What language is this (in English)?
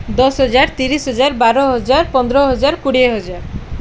Odia